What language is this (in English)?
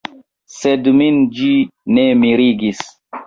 Esperanto